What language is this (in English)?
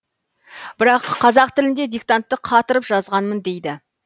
Kazakh